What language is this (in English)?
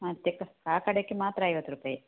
Kannada